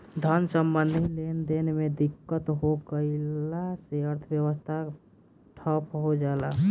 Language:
Bhojpuri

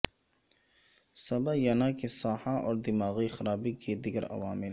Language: Urdu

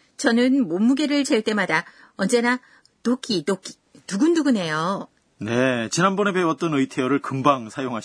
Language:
Korean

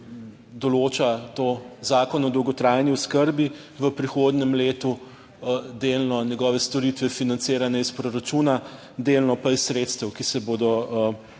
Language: Slovenian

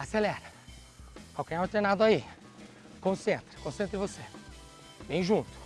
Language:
Portuguese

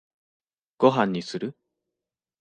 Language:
Japanese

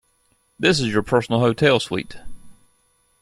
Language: English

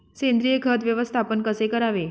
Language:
Marathi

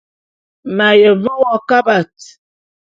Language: Bulu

